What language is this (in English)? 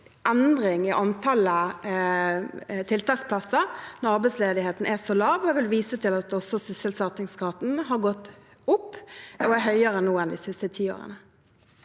Norwegian